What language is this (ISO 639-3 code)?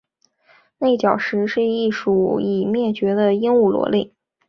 zho